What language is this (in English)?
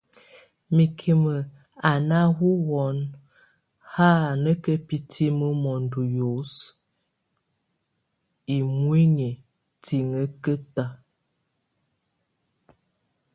Tunen